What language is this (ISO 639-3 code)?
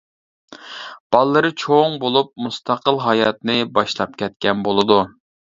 uig